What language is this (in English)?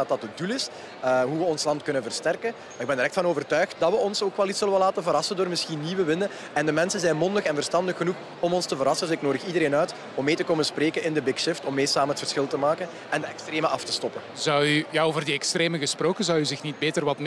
Dutch